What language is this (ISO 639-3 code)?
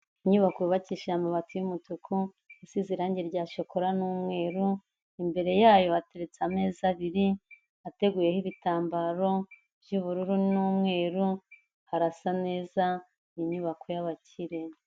kin